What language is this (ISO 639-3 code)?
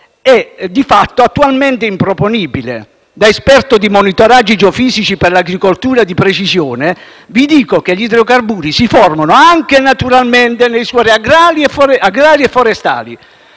ita